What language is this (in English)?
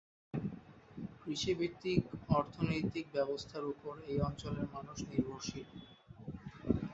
Bangla